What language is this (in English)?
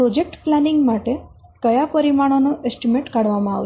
Gujarati